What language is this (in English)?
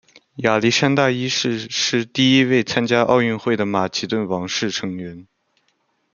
Chinese